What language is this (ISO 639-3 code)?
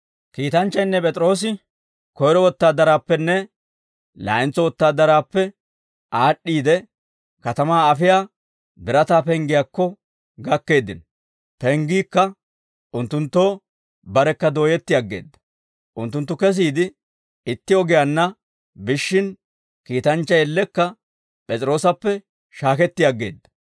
dwr